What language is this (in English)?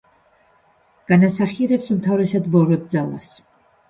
Georgian